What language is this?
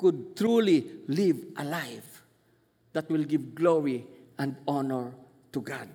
Filipino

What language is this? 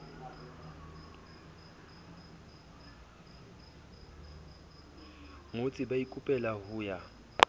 Southern Sotho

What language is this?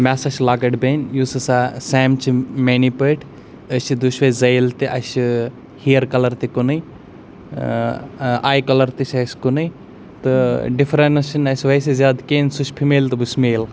Kashmiri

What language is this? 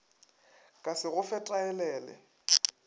Northern Sotho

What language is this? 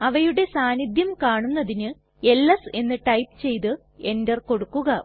Malayalam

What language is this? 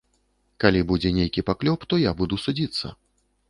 Belarusian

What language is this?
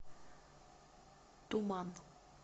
Russian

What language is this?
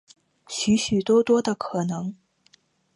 Chinese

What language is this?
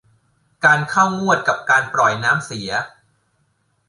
Thai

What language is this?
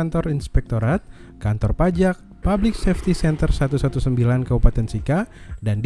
Indonesian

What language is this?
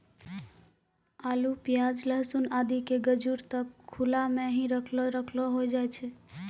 Maithili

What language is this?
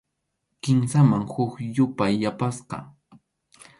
Arequipa-La Unión Quechua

